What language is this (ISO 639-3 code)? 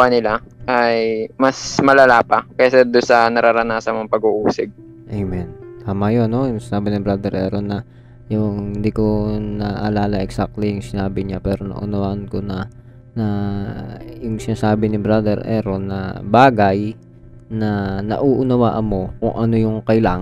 fil